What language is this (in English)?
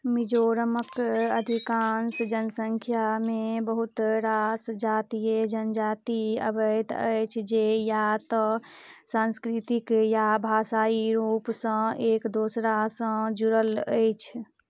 Maithili